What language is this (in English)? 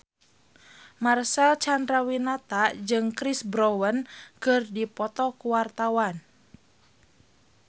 Sundanese